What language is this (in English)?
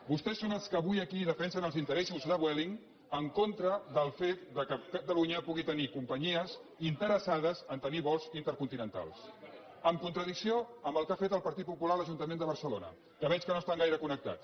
Catalan